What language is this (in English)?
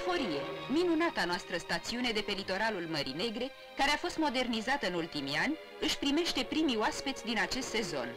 Romanian